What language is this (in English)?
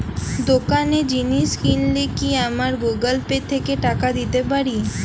Bangla